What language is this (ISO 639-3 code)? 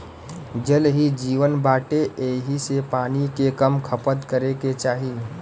bho